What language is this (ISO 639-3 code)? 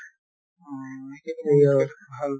asm